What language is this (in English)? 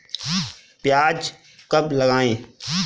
Hindi